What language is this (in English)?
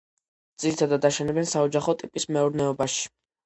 Georgian